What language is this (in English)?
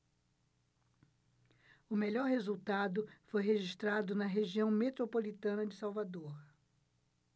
Portuguese